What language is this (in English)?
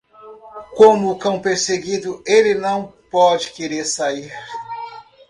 Portuguese